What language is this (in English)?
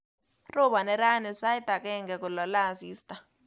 Kalenjin